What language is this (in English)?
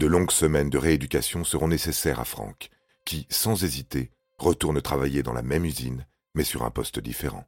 French